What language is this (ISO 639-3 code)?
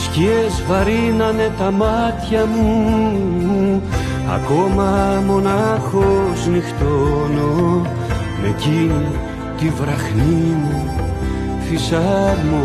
ell